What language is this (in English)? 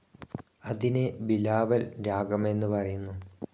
Malayalam